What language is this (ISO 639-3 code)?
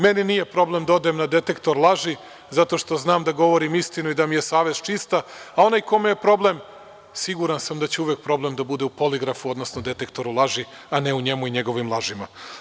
srp